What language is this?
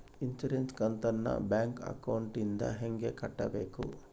Kannada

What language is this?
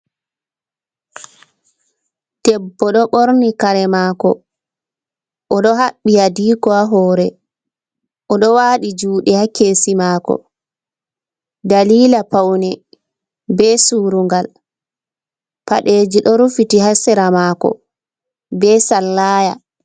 Fula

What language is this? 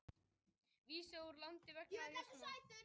Icelandic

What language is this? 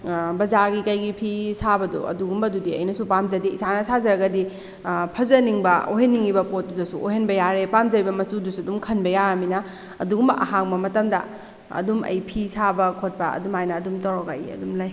Manipuri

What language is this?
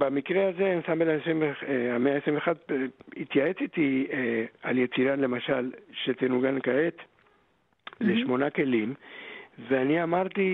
Hebrew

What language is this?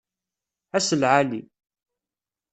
Kabyle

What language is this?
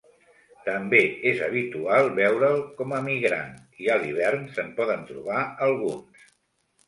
Catalan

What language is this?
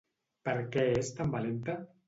Catalan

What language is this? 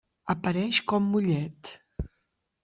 Catalan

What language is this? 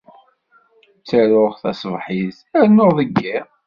Kabyle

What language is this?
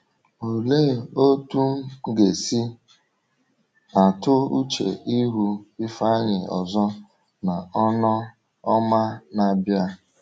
Igbo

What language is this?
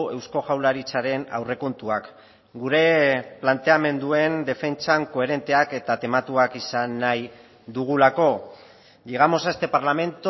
Basque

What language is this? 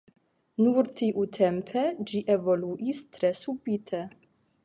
Esperanto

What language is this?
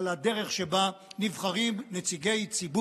Hebrew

